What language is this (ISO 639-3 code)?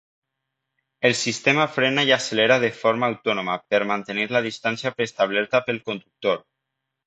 cat